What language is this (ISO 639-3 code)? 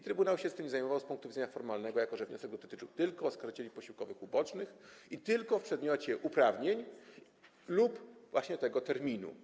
pol